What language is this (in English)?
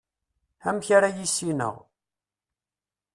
Kabyle